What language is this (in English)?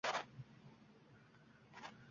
Uzbek